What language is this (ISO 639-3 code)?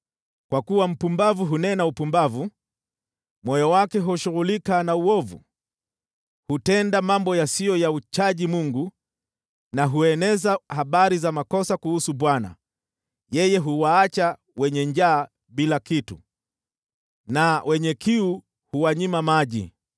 swa